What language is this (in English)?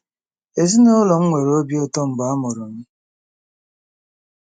Igbo